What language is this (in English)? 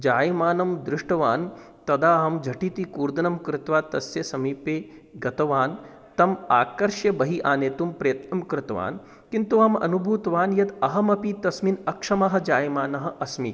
Sanskrit